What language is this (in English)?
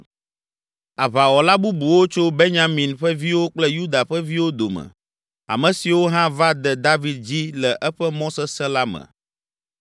Ewe